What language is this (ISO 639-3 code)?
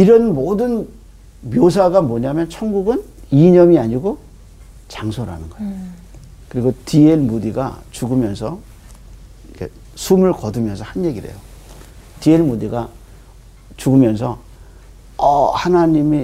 kor